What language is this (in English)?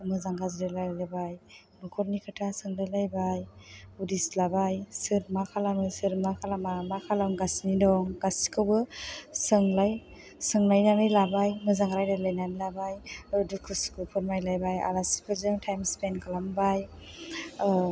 Bodo